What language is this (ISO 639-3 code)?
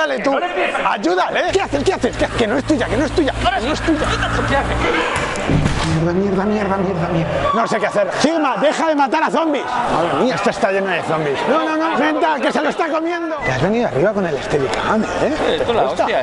spa